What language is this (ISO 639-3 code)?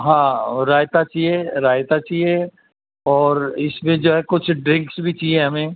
urd